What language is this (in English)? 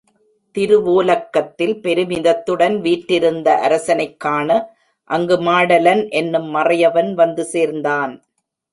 Tamil